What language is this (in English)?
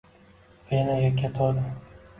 Uzbek